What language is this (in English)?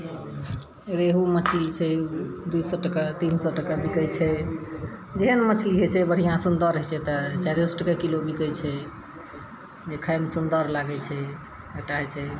Maithili